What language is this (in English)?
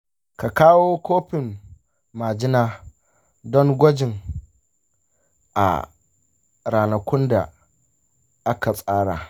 Hausa